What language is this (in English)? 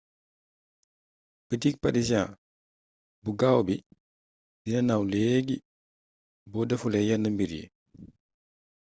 Wolof